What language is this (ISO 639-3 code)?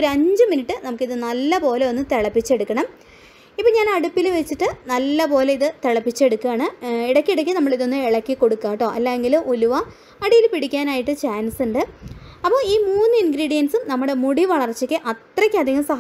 tur